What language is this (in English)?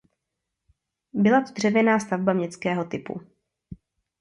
Czech